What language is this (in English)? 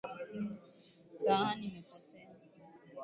Swahili